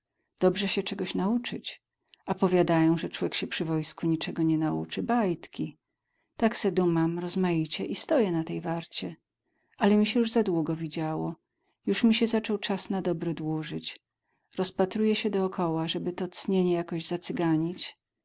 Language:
Polish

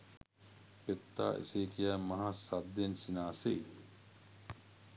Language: Sinhala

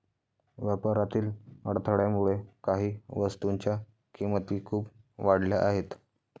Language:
Marathi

